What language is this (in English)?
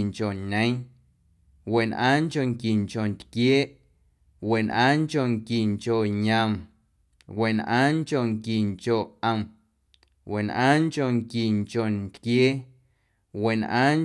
Guerrero Amuzgo